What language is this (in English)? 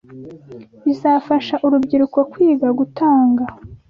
Kinyarwanda